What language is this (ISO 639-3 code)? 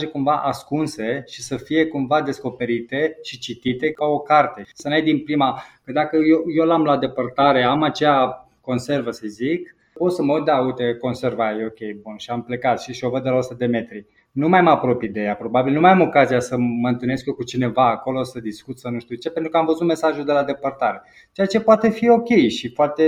ron